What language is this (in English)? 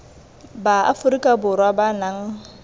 Tswana